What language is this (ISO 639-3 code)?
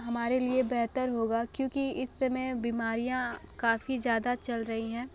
hin